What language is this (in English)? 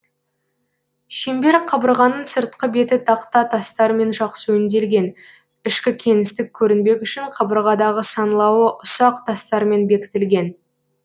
Kazakh